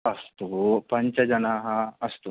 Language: Sanskrit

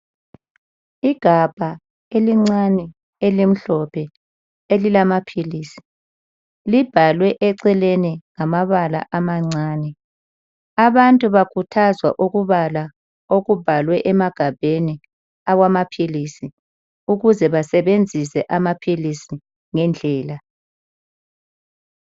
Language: North Ndebele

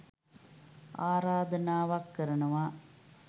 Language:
Sinhala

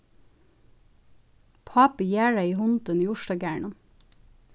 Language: Faroese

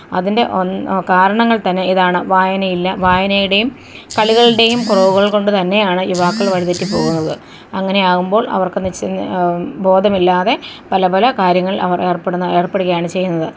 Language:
Malayalam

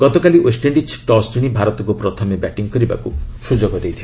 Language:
Odia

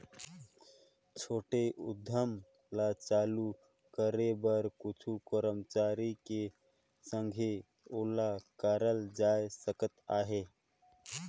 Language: Chhattisgarhi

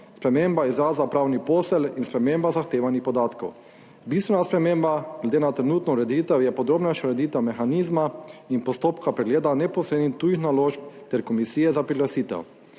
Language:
Slovenian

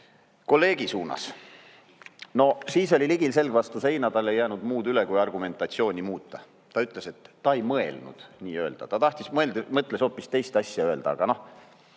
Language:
Estonian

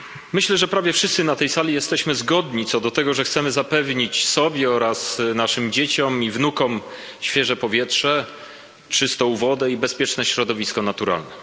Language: Polish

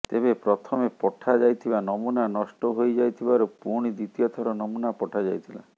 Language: Odia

